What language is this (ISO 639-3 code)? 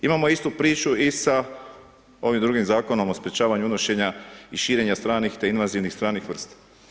hrv